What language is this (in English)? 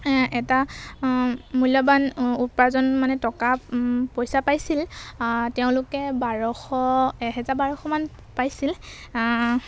Assamese